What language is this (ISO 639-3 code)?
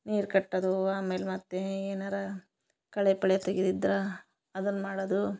kan